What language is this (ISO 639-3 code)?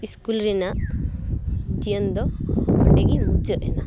sat